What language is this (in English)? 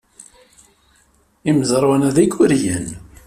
Kabyle